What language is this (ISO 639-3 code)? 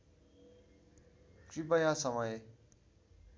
nep